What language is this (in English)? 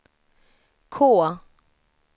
Swedish